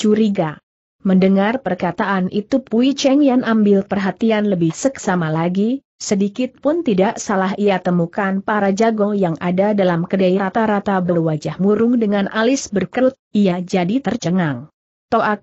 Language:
Indonesian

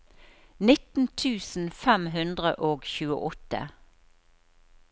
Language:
Norwegian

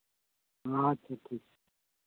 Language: Santali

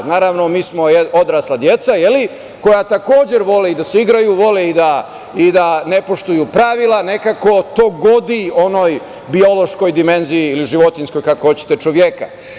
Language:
Serbian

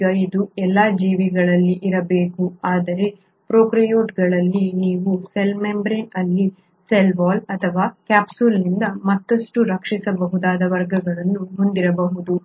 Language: Kannada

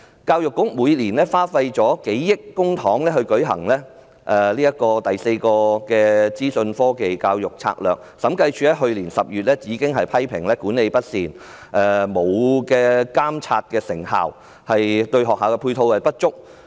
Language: Cantonese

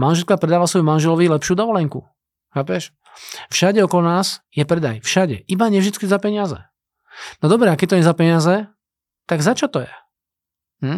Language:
Slovak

